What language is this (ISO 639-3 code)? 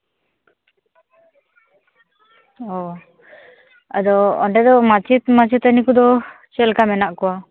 sat